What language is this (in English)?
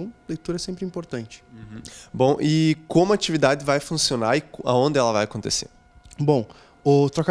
Portuguese